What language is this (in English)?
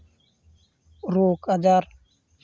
Santali